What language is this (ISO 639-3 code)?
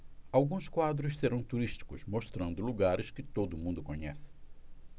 por